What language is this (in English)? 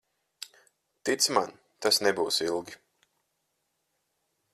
Latvian